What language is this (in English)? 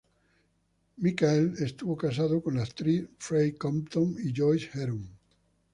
Spanish